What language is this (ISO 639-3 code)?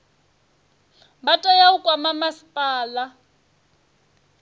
ven